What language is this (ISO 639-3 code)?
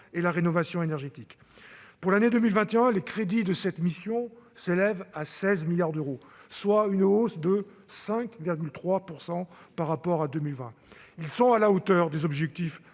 fra